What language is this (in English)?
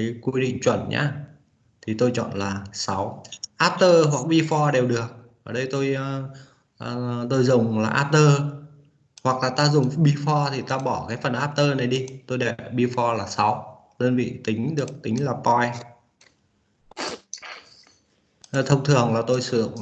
Vietnamese